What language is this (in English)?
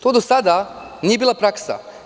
Serbian